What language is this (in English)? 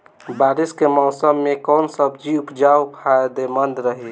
Bhojpuri